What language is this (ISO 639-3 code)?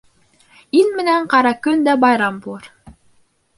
bak